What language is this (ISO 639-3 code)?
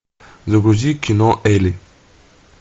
rus